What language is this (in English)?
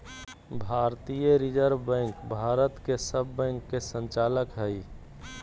Magahi